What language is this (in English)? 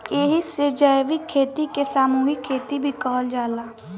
Bhojpuri